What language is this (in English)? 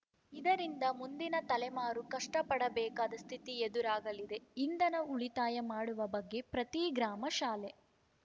Kannada